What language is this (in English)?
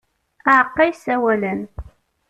Kabyle